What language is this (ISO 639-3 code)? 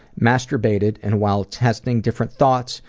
eng